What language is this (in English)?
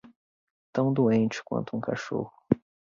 Portuguese